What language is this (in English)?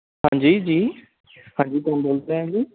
Punjabi